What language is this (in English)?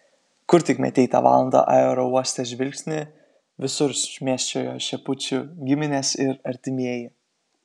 Lithuanian